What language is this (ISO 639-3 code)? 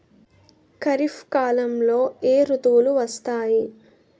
tel